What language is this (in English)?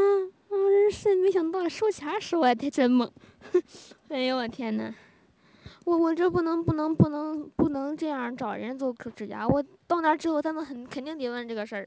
Chinese